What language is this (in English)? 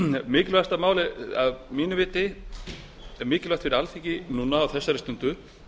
Icelandic